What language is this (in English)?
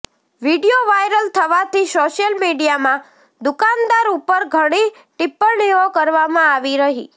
Gujarati